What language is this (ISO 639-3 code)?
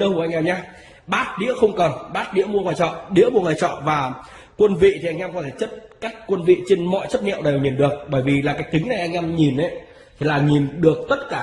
vie